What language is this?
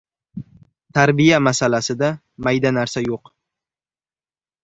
Uzbek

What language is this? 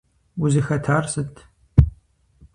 Kabardian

